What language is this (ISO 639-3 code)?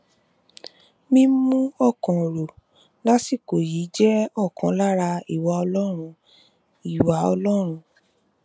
yor